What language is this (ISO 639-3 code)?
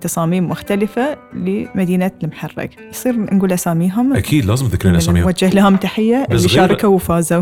ara